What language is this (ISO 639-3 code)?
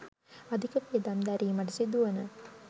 sin